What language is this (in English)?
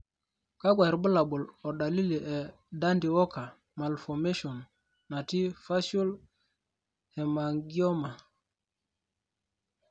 Masai